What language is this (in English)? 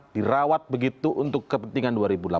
Indonesian